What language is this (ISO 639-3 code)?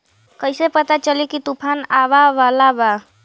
bho